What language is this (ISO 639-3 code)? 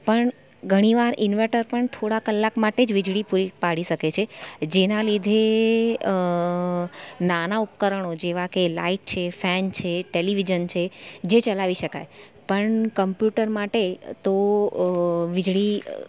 guj